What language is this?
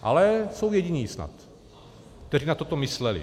Czech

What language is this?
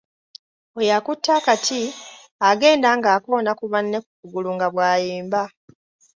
Ganda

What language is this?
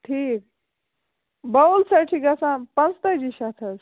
Kashmiri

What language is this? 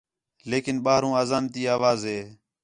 Khetrani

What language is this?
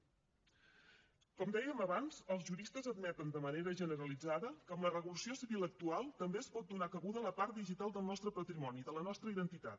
Catalan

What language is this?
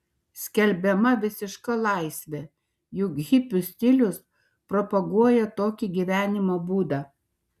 Lithuanian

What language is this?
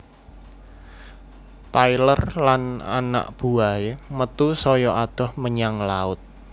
Javanese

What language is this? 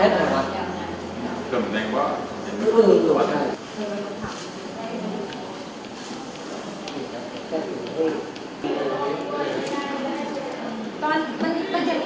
Thai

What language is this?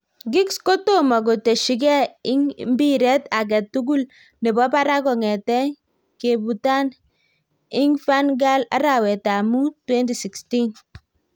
Kalenjin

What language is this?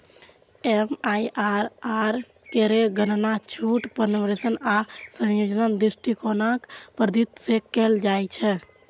Maithili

